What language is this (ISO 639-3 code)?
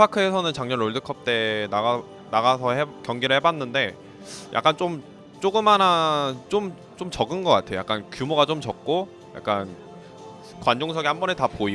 kor